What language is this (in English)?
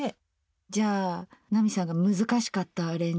Japanese